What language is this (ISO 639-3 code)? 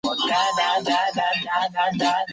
zho